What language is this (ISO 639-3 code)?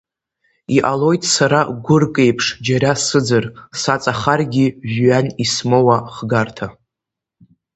abk